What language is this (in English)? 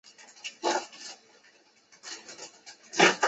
Chinese